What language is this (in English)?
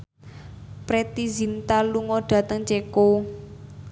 Javanese